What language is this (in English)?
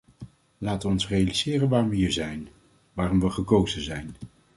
Dutch